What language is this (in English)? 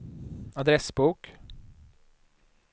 Swedish